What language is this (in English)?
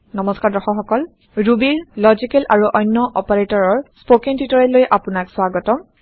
Assamese